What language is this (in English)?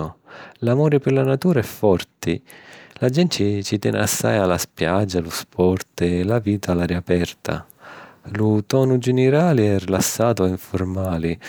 Sicilian